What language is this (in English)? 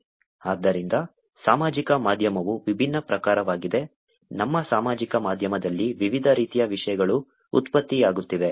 Kannada